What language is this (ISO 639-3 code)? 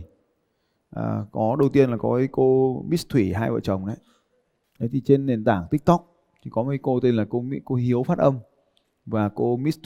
vie